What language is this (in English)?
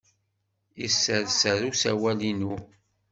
Kabyle